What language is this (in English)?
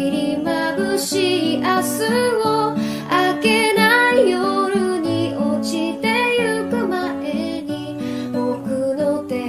Japanese